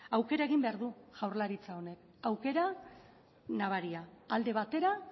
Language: Basque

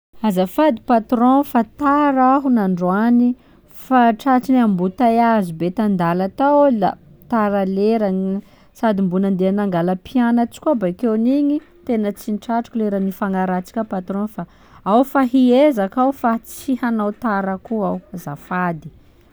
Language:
Sakalava Malagasy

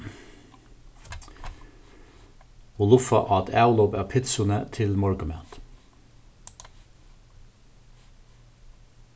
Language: Faroese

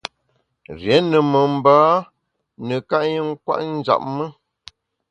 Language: Bamun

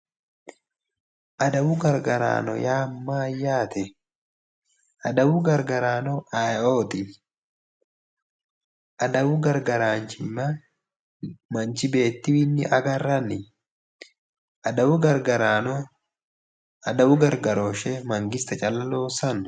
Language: Sidamo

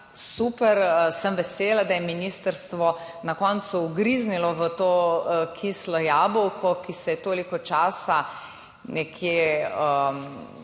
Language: Slovenian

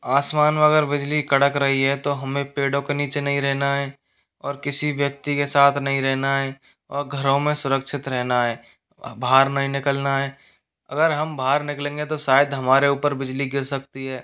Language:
Hindi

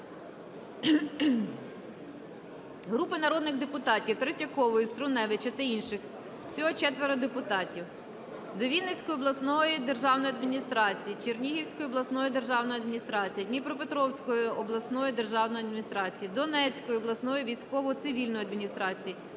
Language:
Ukrainian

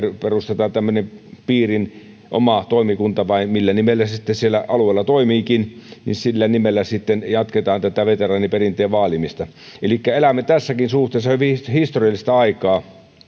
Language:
Finnish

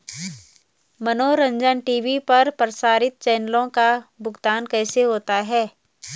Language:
Hindi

